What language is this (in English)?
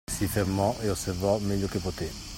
Italian